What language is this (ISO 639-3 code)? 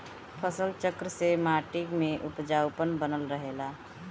bho